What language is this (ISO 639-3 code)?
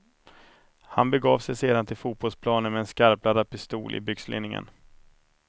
swe